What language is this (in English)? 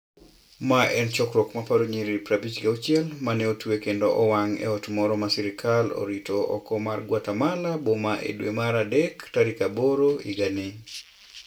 Luo (Kenya and Tanzania)